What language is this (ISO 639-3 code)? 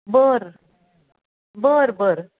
mar